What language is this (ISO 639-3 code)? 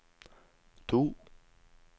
nor